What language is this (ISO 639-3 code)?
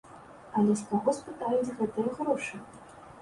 bel